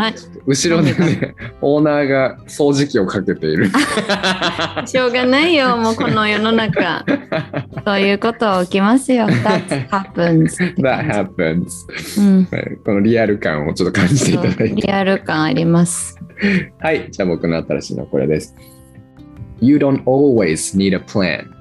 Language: Japanese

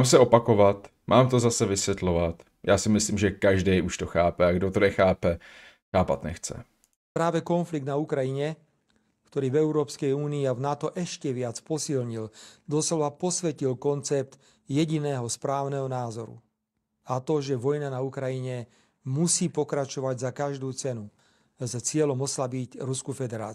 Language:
Czech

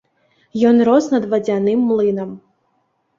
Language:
Belarusian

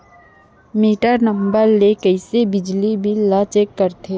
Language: Chhattisgarhi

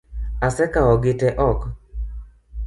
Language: Luo (Kenya and Tanzania)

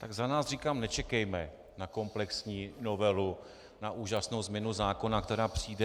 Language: Czech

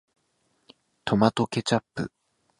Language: Japanese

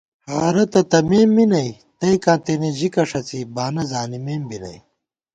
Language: Gawar-Bati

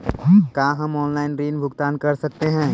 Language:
Magahi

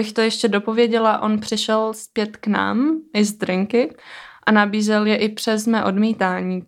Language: Czech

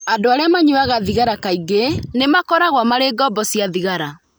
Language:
Kikuyu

